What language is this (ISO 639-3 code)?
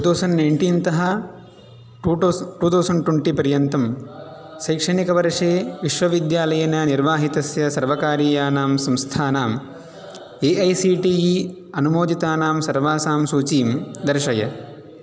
san